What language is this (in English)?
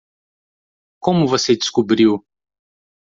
Portuguese